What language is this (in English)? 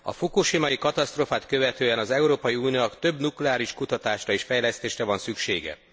Hungarian